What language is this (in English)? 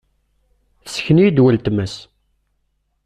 Kabyle